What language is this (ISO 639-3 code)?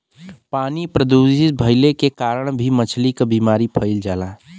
bho